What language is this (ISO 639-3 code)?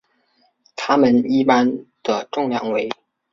zho